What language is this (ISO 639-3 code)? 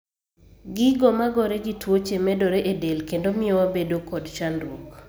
luo